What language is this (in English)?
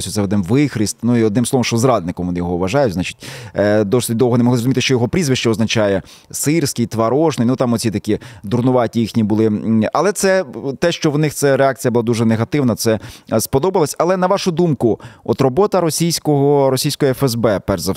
Ukrainian